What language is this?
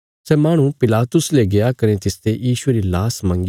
Bilaspuri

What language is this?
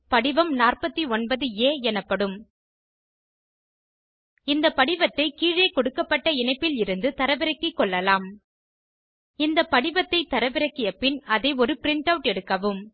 Tamil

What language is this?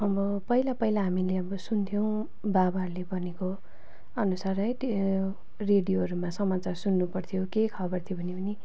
Nepali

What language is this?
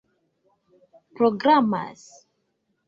Esperanto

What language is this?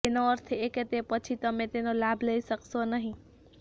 Gujarati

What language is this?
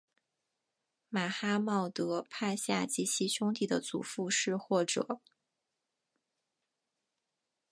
Chinese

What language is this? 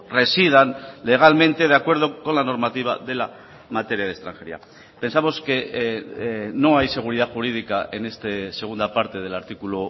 Spanish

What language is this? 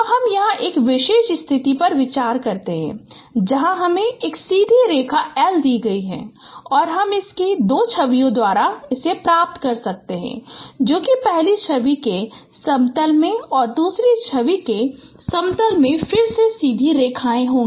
Hindi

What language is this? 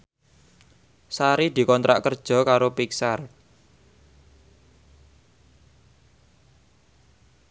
Javanese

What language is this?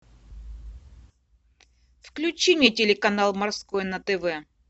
Russian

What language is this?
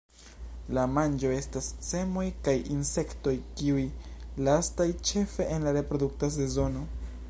Esperanto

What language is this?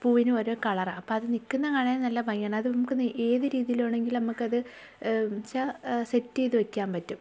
Malayalam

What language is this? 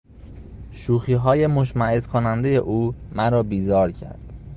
Persian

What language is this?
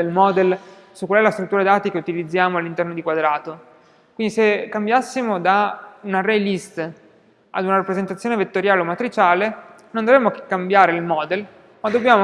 Italian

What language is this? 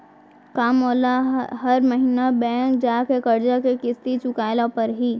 Chhattisgarhi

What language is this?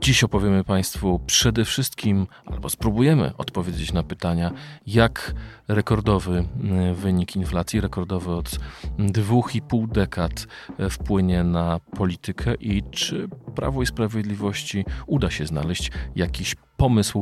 Polish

